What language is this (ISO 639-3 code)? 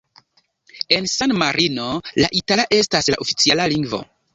epo